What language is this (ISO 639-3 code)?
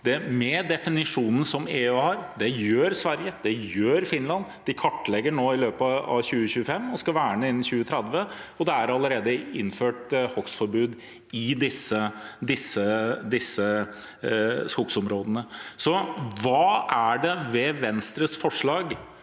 nor